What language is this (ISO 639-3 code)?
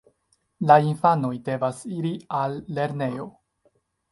epo